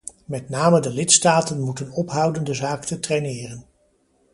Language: Dutch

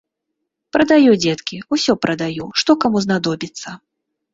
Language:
Belarusian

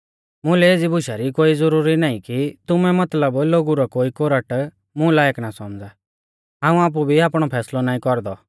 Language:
Mahasu Pahari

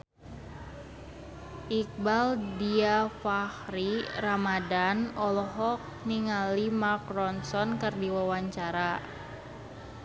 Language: Sundanese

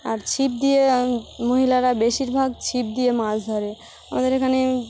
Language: Bangla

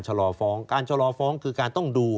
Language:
Thai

